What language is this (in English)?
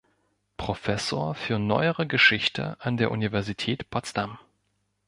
German